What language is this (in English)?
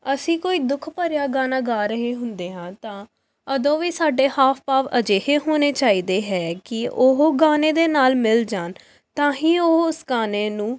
Punjabi